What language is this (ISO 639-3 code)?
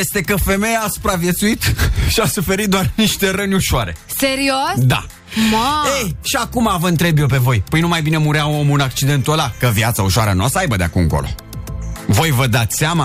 ron